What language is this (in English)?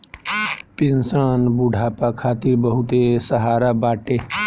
Bhojpuri